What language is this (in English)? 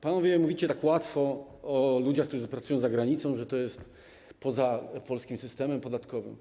Polish